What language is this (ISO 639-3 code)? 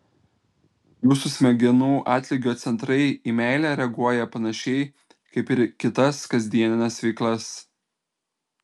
lit